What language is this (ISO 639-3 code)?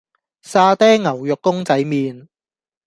yue